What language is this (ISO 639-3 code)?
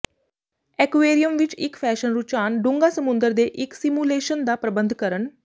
pan